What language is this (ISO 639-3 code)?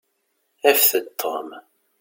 kab